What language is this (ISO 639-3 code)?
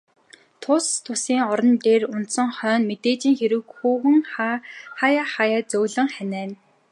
mon